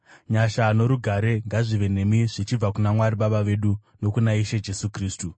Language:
Shona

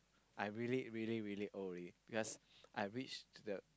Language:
English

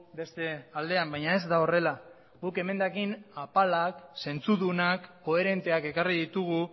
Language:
Basque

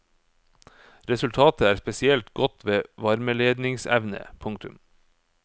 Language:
Norwegian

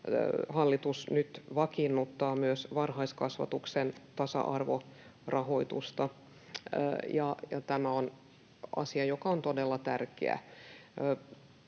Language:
Finnish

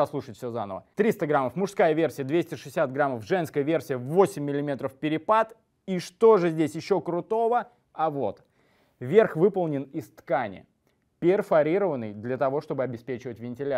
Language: Russian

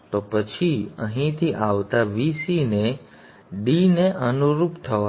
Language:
Gujarati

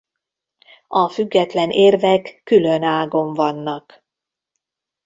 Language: Hungarian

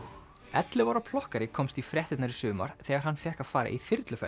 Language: Icelandic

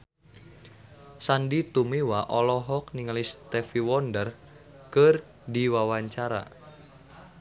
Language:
Sundanese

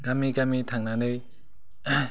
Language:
Bodo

